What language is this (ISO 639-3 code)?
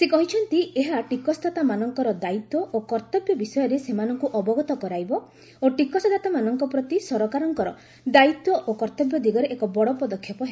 ori